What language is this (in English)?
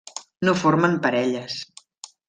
Catalan